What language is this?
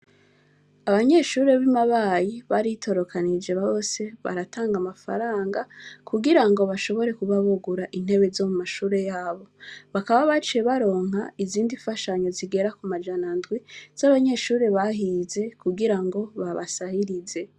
Rundi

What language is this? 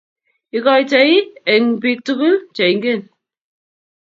Kalenjin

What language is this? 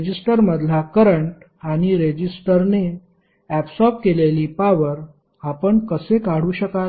Marathi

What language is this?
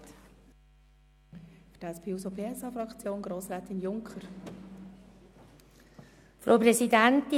Swiss German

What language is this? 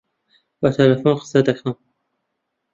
Central Kurdish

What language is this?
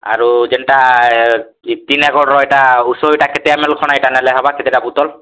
Odia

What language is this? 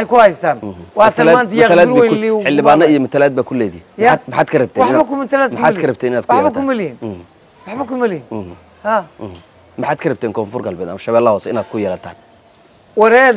Arabic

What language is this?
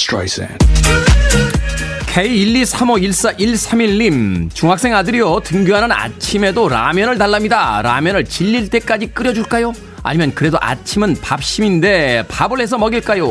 Korean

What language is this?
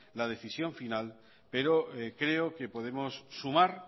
Spanish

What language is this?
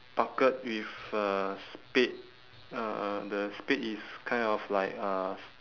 English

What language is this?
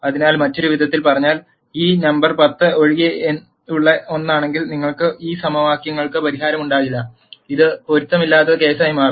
Malayalam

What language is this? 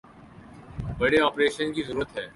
Urdu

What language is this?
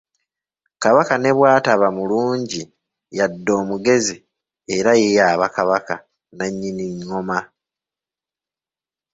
Ganda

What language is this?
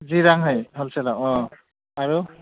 Bodo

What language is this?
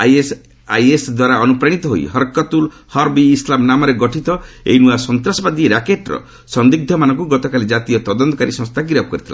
Odia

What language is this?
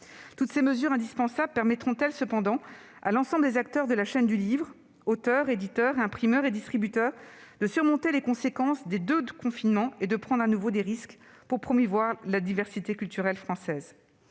French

